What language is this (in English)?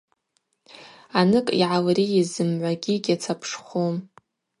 Abaza